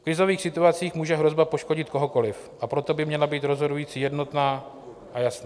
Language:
Czech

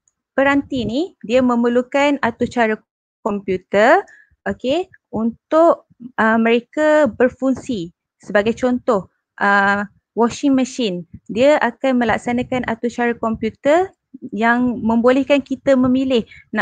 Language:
Malay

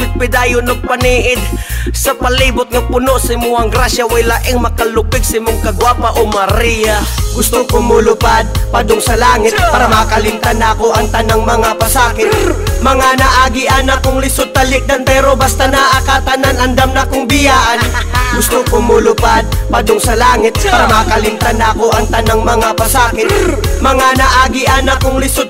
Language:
Filipino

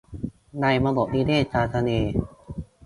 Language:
Thai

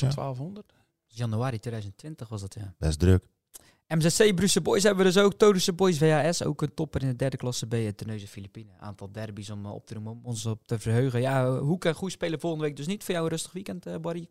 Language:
Dutch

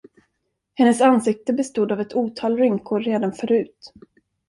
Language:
Swedish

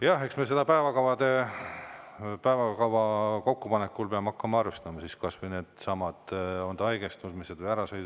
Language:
Estonian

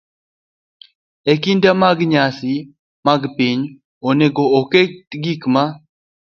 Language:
Luo (Kenya and Tanzania)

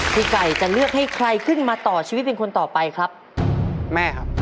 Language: Thai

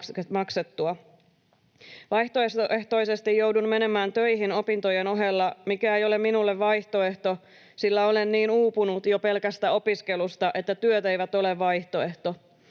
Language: Finnish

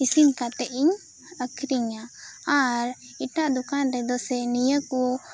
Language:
Santali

